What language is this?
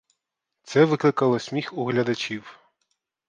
Ukrainian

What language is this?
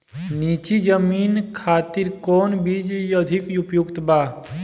Bhojpuri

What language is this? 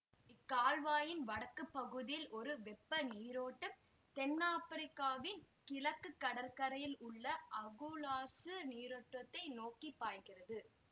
Tamil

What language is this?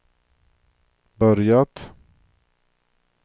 Swedish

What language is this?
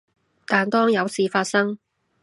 Cantonese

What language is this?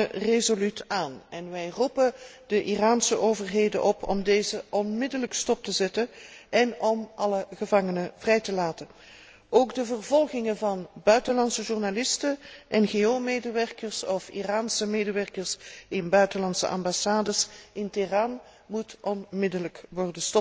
Dutch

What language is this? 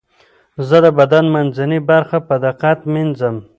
Pashto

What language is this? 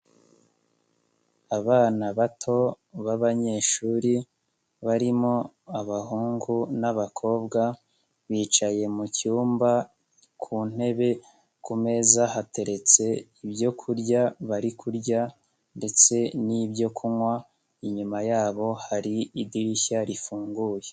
Kinyarwanda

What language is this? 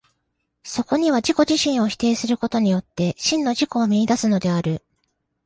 Japanese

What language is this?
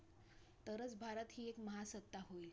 Marathi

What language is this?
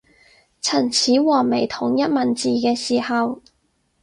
Cantonese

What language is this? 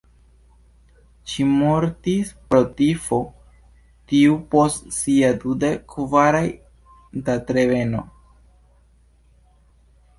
Esperanto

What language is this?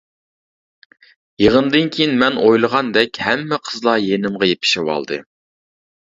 Uyghur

